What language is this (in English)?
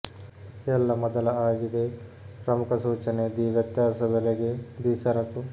Kannada